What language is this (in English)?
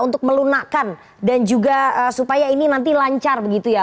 Indonesian